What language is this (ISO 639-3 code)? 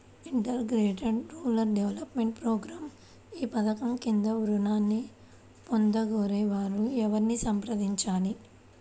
tel